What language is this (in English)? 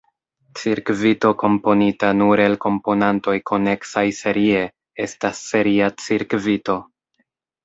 Esperanto